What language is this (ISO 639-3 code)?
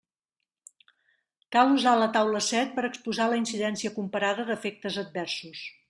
cat